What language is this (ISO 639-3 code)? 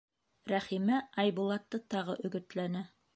bak